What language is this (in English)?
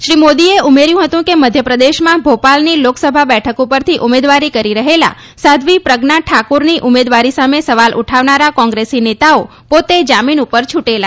Gujarati